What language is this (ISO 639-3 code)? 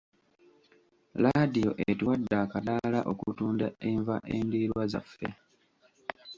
lug